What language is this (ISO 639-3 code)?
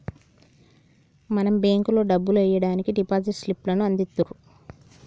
tel